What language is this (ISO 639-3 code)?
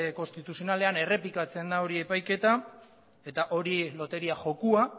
eus